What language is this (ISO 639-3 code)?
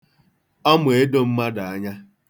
ibo